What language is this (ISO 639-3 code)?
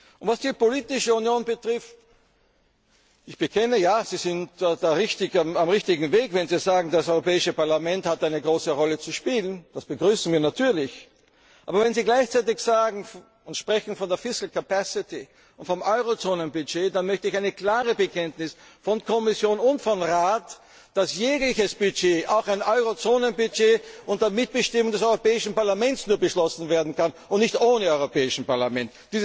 deu